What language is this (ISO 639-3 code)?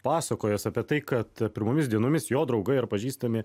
lit